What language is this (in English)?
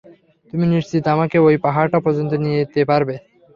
Bangla